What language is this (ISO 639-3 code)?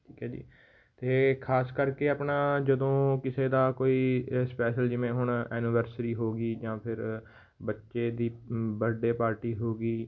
pan